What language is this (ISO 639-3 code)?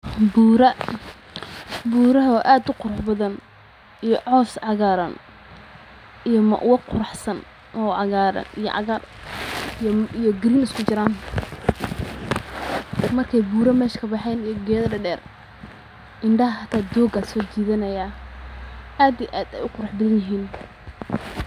som